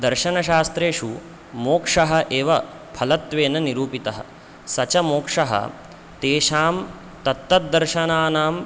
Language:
Sanskrit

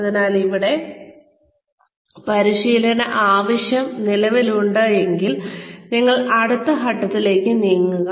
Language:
Malayalam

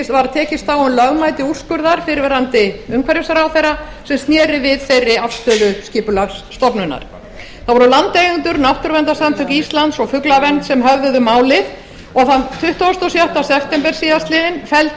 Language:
Icelandic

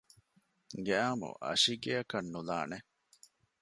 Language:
Divehi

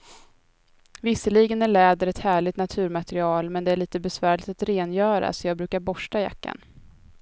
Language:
Swedish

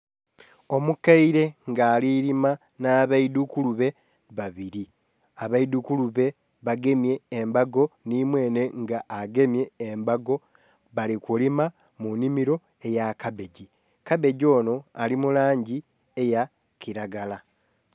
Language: Soga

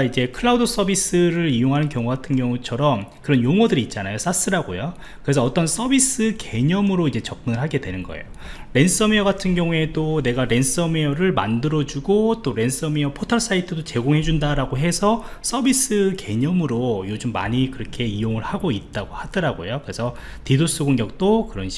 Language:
Korean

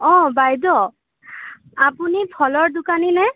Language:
Assamese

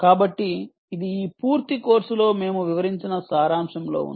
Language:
Telugu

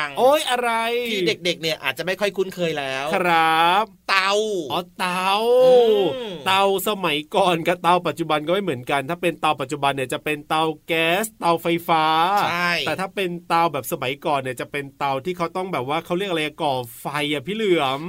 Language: Thai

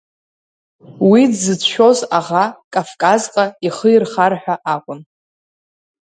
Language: Abkhazian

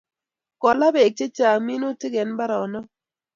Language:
Kalenjin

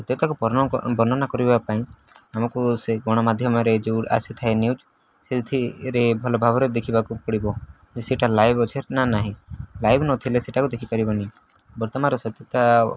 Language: Odia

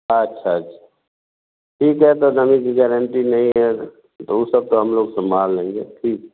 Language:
Hindi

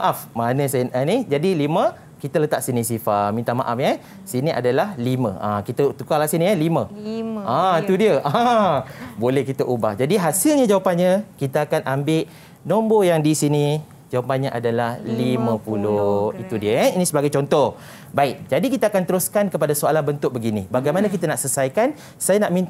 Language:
Malay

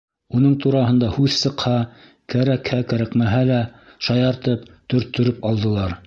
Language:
Bashkir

